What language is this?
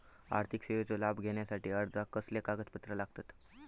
Marathi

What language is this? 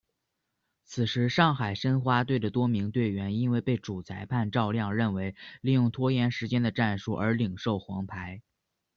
Chinese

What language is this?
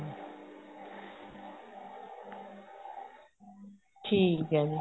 Punjabi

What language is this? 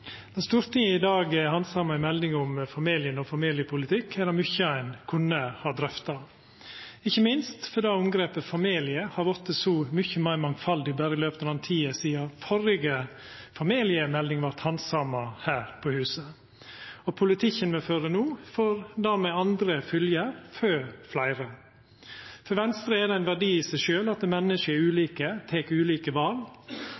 Norwegian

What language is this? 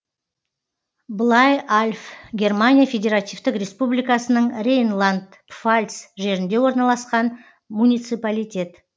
Kazakh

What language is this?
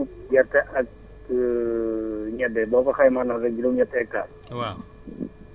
Wolof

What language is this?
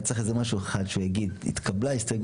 Hebrew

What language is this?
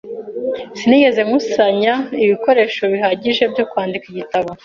Kinyarwanda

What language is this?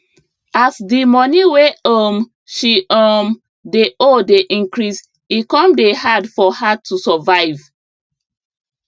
Nigerian Pidgin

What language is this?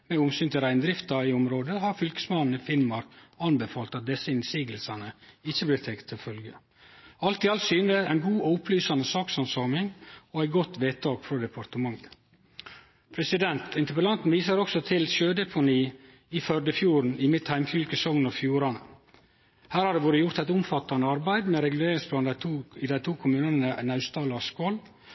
Norwegian Nynorsk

